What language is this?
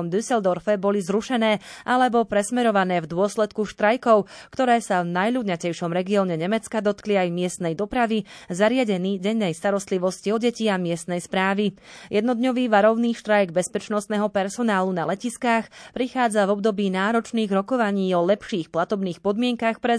Slovak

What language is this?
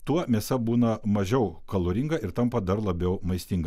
Lithuanian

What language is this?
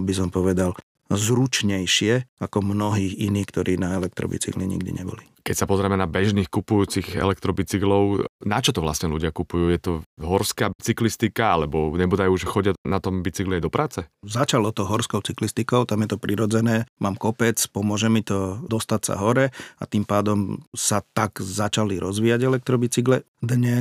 Slovak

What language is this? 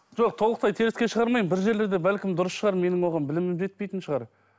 Kazakh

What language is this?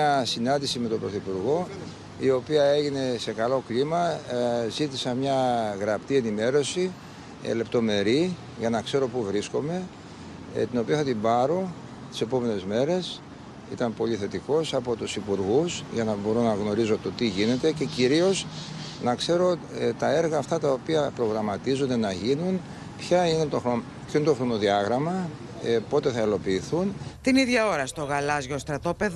Greek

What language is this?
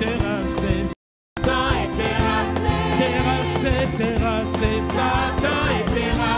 Romanian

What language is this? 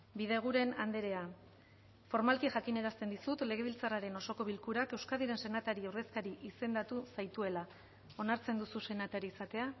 Basque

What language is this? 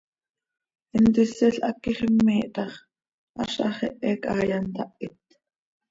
Seri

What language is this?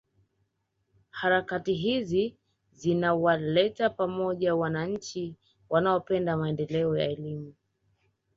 Swahili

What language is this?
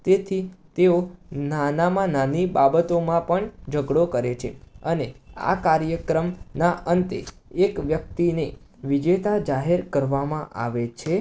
Gujarati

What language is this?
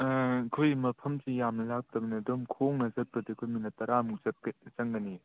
Manipuri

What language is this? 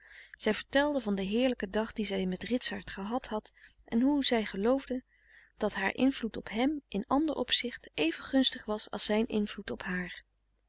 Dutch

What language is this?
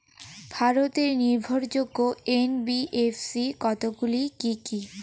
Bangla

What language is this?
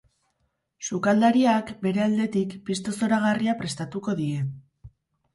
Basque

